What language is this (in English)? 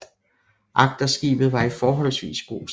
Danish